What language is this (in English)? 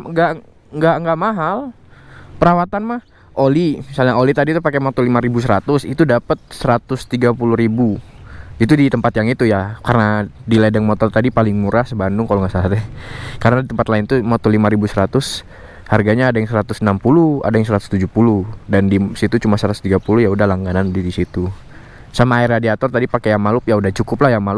Indonesian